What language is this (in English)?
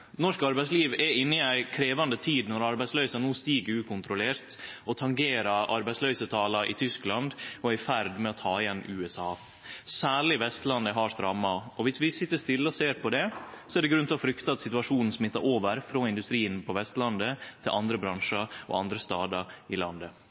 Norwegian Nynorsk